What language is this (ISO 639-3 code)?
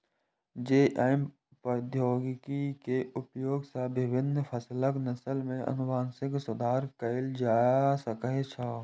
mai